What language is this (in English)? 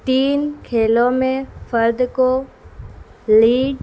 Urdu